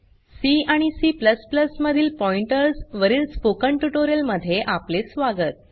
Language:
Marathi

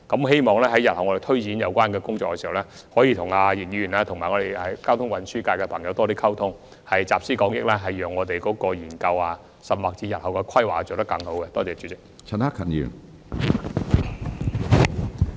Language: Cantonese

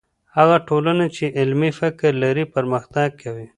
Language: Pashto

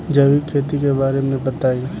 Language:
Bhojpuri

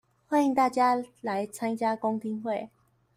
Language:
Chinese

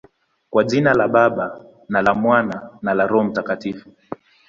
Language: Swahili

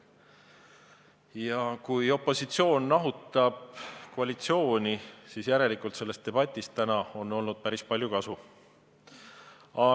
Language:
Estonian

